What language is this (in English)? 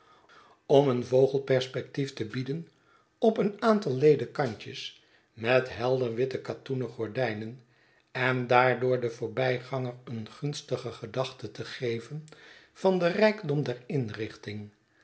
Dutch